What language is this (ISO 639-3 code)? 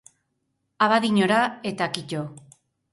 eus